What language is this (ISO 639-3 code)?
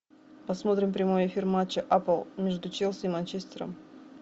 rus